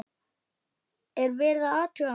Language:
Icelandic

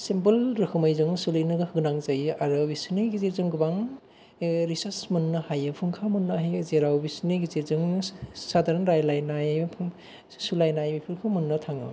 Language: Bodo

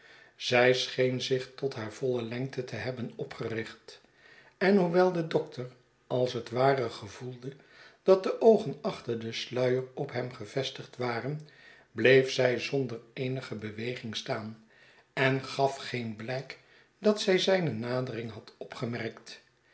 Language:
Dutch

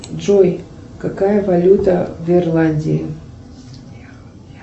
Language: Russian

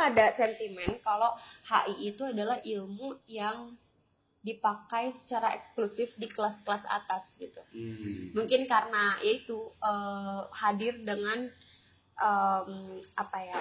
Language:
Indonesian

